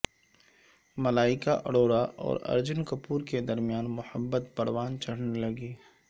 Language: Urdu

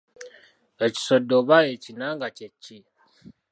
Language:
Ganda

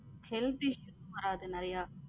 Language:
Tamil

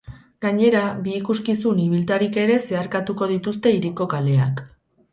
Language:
Basque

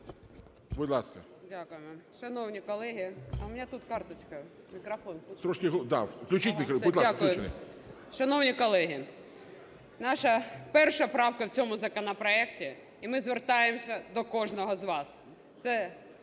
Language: Ukrainian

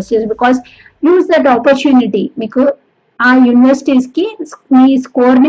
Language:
Telugu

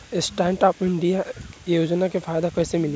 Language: Bhojpuri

